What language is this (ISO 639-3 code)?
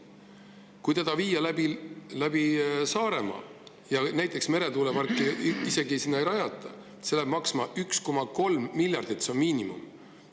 est